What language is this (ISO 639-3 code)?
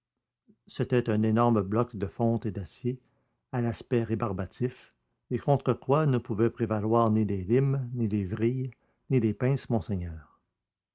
fra